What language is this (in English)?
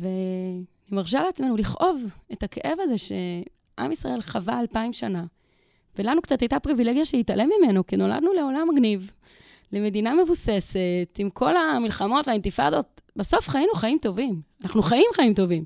Hebrew